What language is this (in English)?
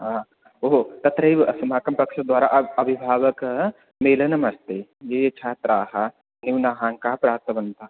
Sanskrit